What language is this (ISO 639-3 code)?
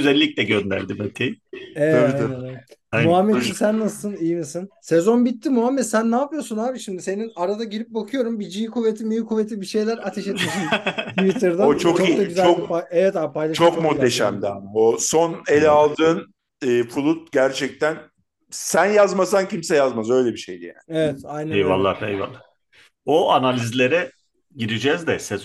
tur